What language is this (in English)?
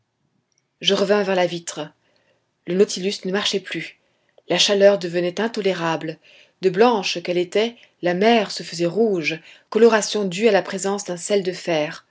French